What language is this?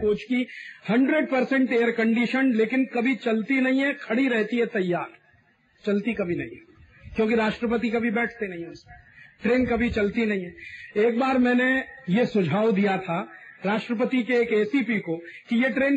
Hindi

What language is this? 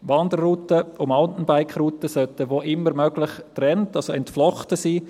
Swiss German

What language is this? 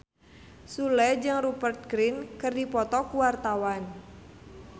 Sundanese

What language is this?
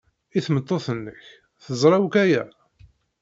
Kabyle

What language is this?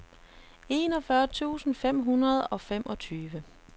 Danish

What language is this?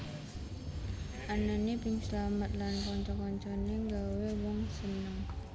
Javanese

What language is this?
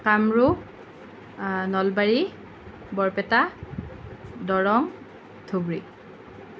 Assamese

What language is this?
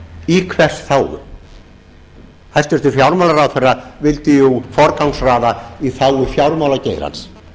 Icelandic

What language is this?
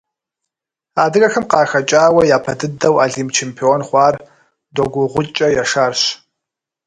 Kabardian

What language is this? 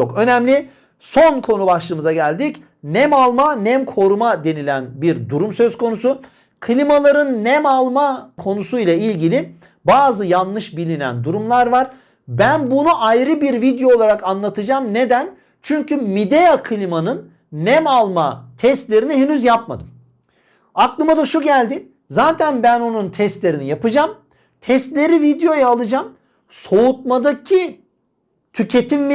Turkish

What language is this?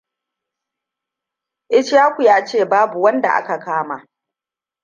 Hausa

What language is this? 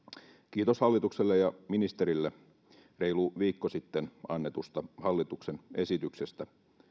Finnish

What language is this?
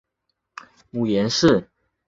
Chinese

